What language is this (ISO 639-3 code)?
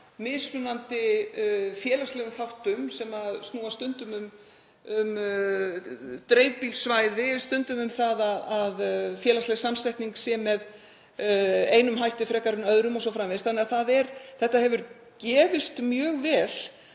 isl